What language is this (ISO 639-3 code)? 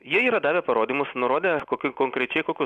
lit